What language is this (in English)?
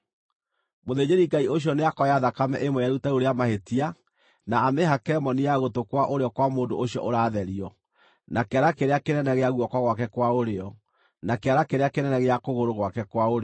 Kikuyu